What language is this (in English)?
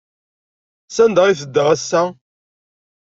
Kabyle